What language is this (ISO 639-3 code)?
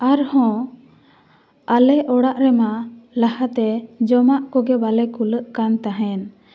sat